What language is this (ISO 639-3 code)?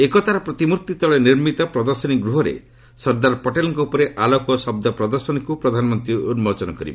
ori